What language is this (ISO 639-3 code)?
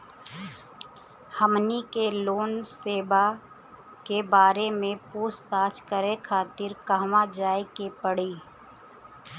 bho